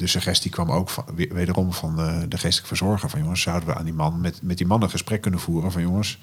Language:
Dutch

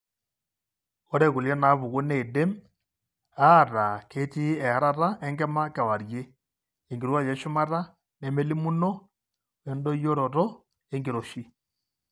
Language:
Masai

